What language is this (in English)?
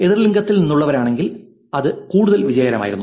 Malayalam